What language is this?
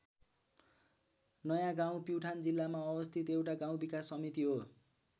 Nepali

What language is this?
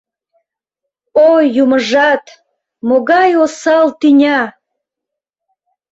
Mari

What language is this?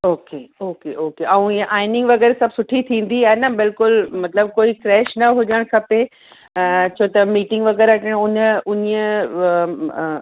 Sindhi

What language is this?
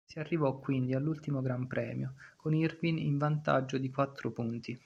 Italian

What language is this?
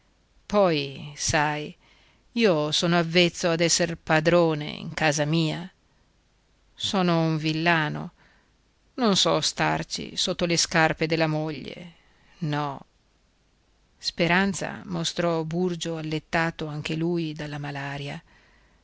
Italian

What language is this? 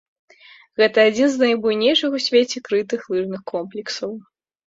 Belarusian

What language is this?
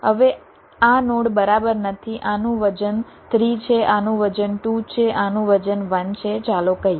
Gujarati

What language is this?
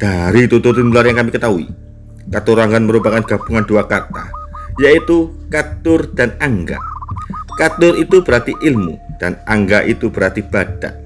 Indonesian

